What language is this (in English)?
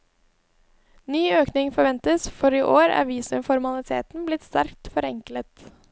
Norwegian